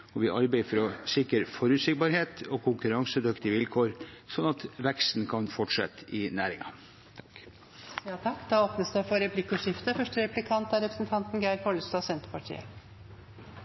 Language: Norwegian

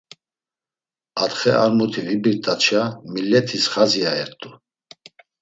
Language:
Laz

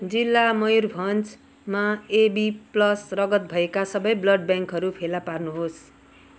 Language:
Nepali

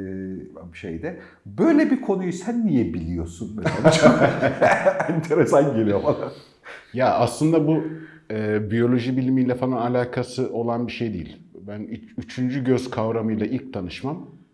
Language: Turkish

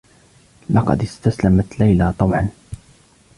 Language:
Arabic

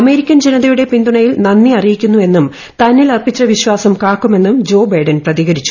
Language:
Malayalam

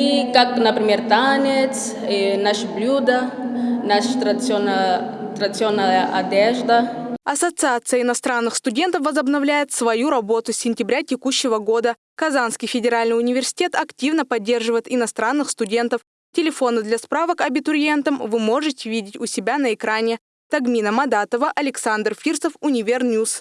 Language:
Russian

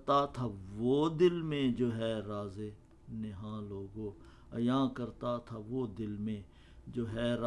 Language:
Urdu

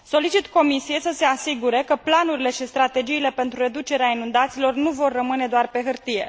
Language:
Romanian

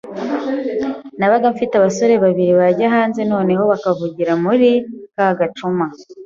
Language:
Kinyarwanda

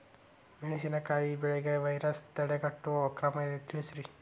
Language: Kannada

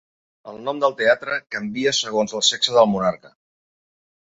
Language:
Catalan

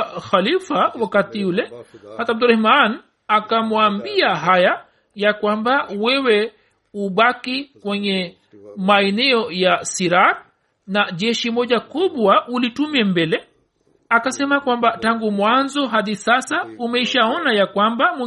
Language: Swahili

